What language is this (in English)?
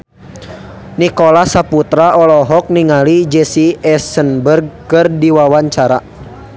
Sundanese